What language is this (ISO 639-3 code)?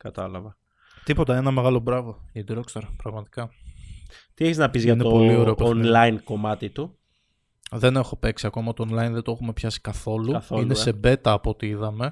ell